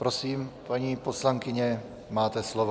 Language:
Czech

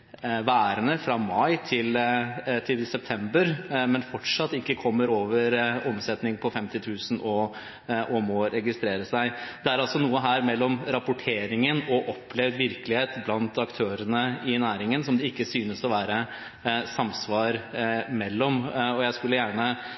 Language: Norwegian Bokmål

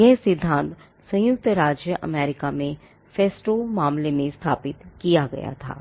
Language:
Hindi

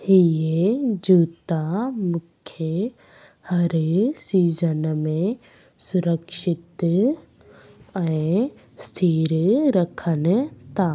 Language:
Sindhi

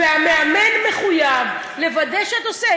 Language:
Hebrew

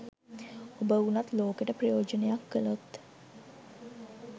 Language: Sinhala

